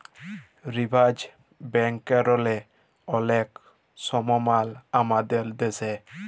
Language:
Bangla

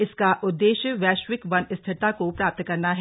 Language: Hindi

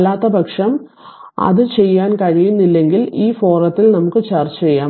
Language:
Malayalam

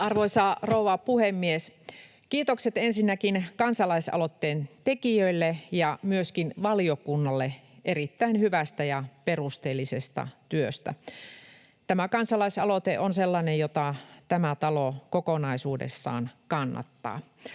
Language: Finnish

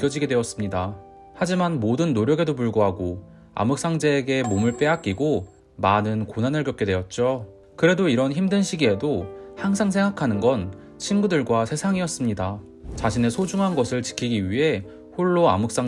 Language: Korean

